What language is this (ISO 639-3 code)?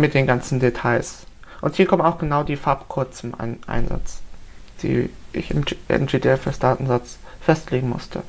deu